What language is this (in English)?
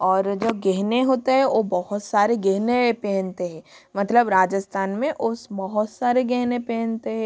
Hindi